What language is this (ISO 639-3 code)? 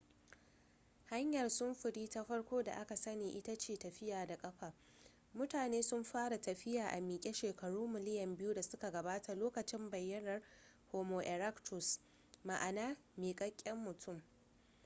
hau